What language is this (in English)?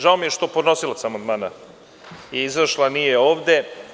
Serbian